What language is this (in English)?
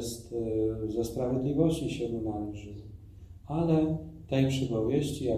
Polish